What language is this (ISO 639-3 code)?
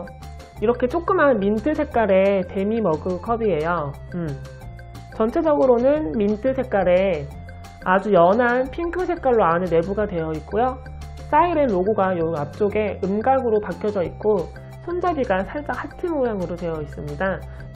kor